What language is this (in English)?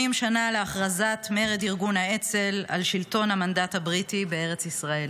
Hebrew